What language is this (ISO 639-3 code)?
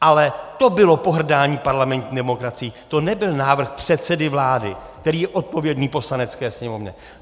ces